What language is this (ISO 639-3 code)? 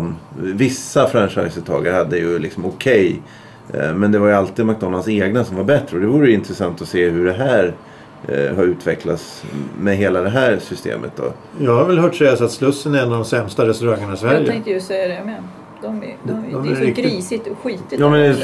swe